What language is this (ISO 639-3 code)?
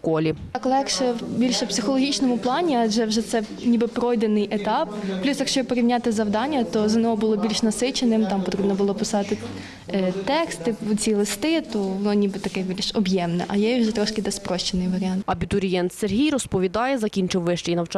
ukr